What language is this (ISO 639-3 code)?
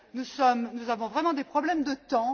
fra